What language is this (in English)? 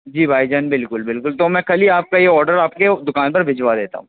Urdu